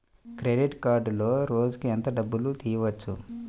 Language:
Telugu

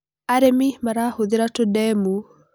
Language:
Kikuyu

